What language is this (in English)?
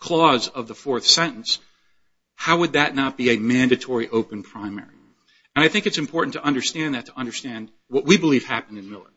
English